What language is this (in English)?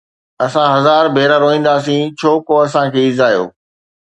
Sindhi